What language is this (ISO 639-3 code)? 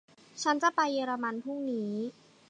tha